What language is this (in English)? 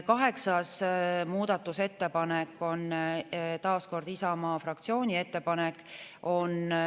Estonian